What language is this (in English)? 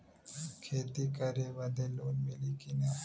Bhojpuri